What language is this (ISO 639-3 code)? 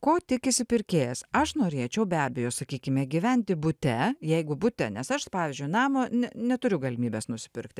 lit